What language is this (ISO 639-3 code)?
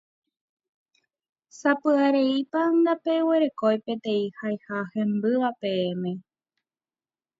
grn